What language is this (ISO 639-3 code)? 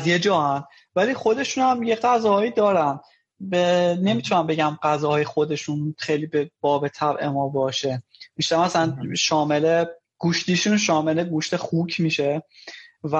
fas